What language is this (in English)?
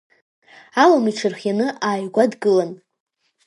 Abkhazian